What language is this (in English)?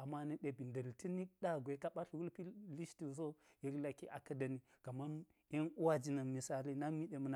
Geji